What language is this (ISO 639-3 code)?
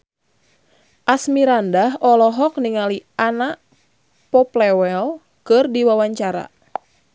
sun